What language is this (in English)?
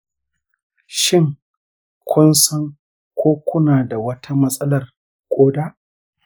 Hausa